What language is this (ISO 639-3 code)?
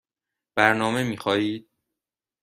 fas